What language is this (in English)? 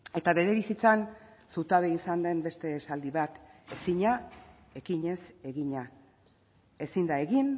Basque